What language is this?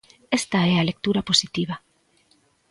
Galician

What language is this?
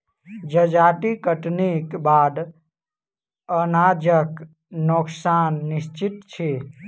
Maithili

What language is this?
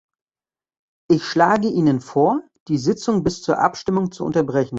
German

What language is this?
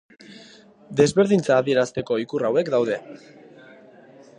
Basque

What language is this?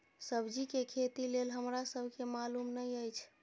Maithili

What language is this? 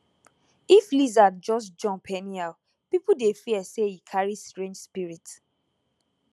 Nigerian Pidgin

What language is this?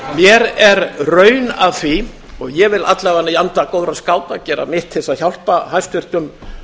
Icelandic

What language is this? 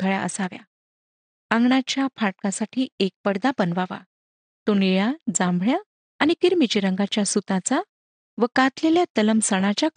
Marathi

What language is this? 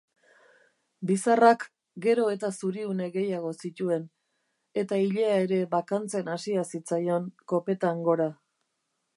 Basque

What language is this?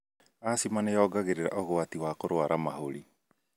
Kikuyu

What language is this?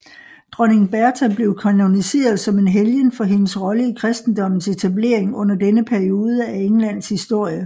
Danish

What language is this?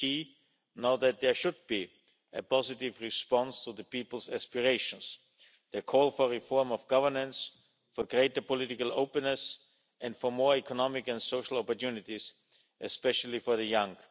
English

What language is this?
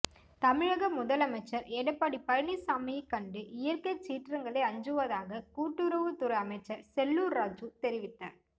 Tamil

